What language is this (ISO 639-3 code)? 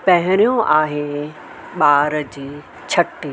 snd